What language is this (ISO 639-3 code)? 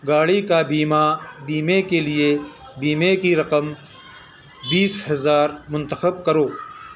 urd